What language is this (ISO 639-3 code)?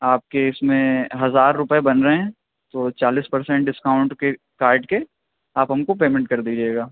urd